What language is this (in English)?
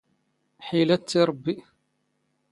Standard Moroccan Tamazight